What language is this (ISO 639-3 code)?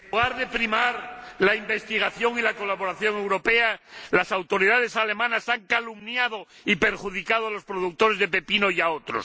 spa